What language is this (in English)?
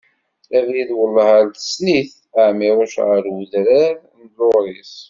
Kabyle